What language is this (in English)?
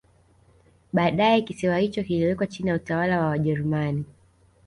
Swahili